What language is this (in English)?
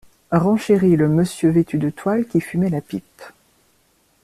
French